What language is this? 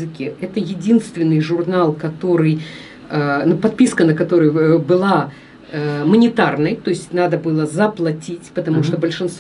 Russian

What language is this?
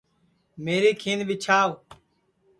Sansi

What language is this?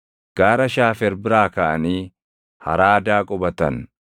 Oromo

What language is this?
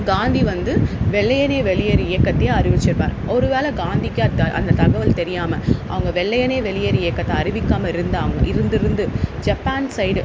Tamil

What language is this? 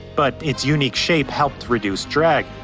English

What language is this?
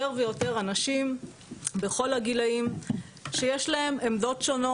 Hebrew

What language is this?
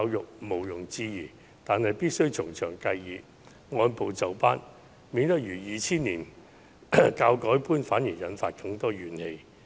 Cantonese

